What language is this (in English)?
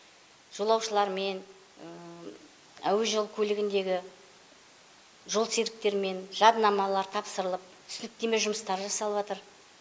Kazakh